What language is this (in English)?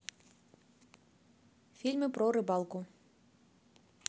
Russian